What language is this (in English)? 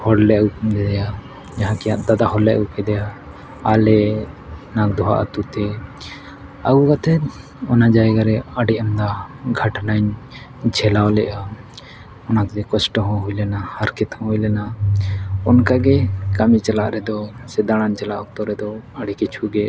Santali